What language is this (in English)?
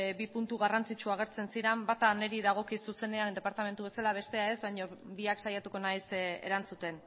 Basque